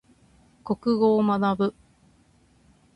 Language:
Japanese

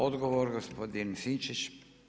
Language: Croatian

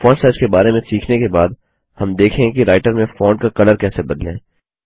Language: Hindi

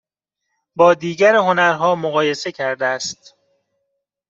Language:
Persian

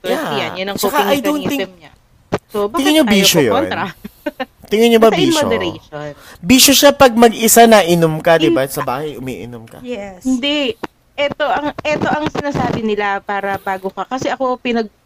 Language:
Filipino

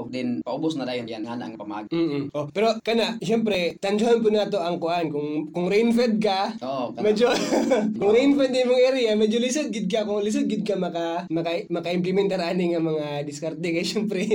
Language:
Filipino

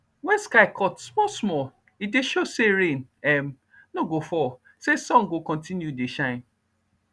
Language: Nigerian Pidgin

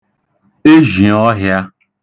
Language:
Igbo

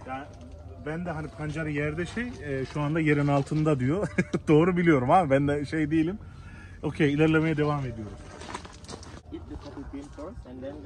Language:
Turkish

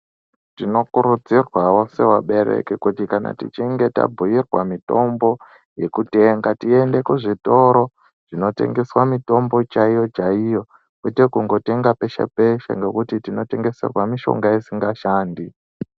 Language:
Ndau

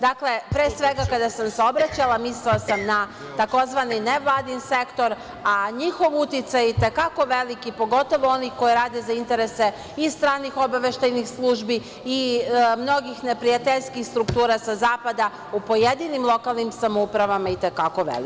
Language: Serbian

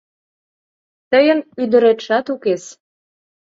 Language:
Mari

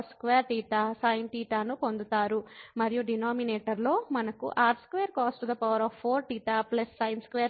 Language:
Telugu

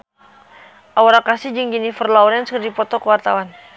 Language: Sundanese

